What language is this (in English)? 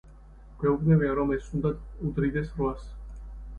Georgian